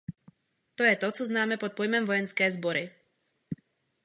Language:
Czech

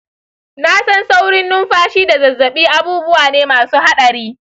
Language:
Hausa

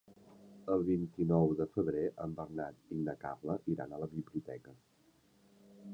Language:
Catalan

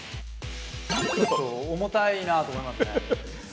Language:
Japanese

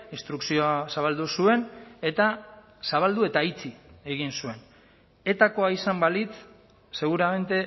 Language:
Basque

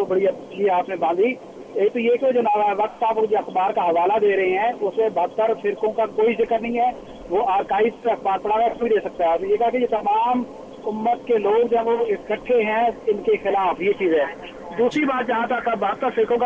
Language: Urdu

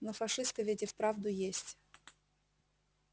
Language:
Russian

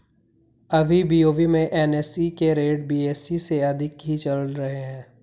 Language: Hindi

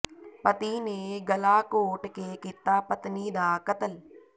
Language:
Punjabi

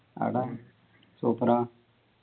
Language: Malayalam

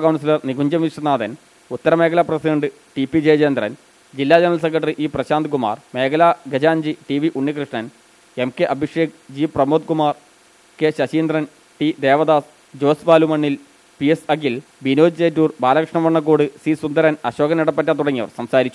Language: Malayalam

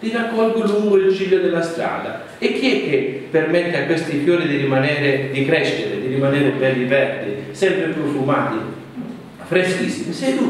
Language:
Italian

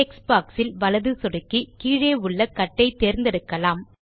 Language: Tamil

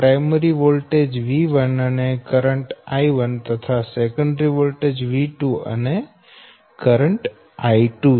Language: Gujarati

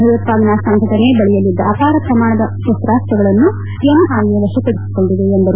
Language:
Kannada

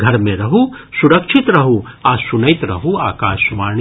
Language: Maithili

